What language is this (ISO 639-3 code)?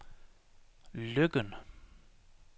dan